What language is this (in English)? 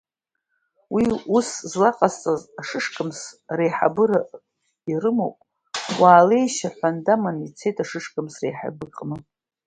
Abkhazian